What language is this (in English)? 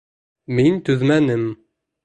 Bashkir